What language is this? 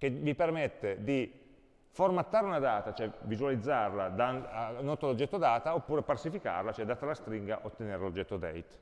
Italian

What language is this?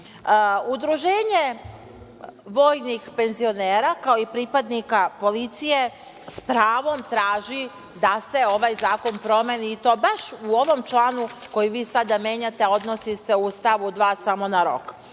Serbian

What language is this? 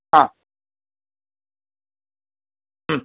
Sanskrit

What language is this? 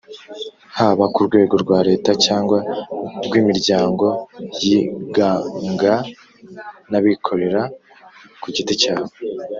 Kinyarwanda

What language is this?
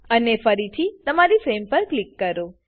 Gujarati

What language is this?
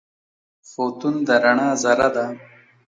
Pashto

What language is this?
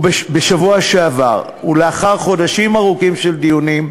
Hebrew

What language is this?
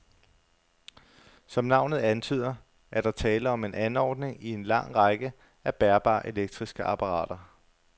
Danish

